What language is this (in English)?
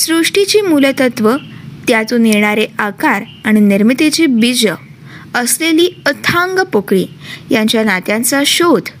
Marathi